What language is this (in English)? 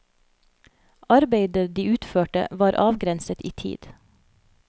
Norwegian